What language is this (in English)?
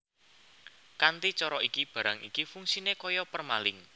Javanese